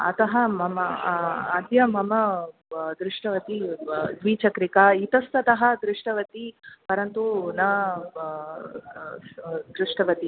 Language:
Sanskrit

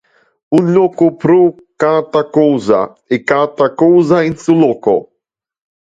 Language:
Interlingua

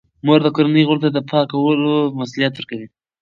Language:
Pashto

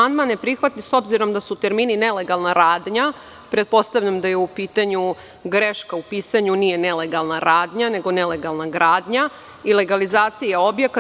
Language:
Serbian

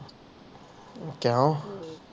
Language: Punjabi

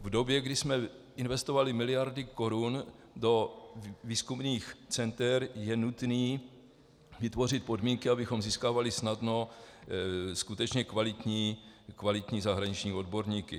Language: Czech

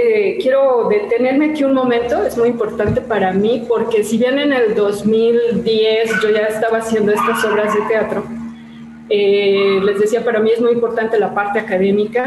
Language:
Spanish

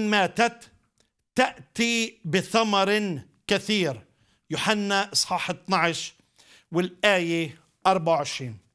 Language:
Arabic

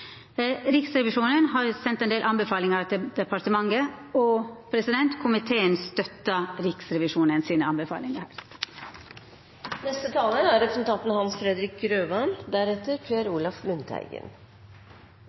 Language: Norwegian Nynorsk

